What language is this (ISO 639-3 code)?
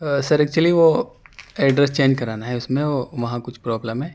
urd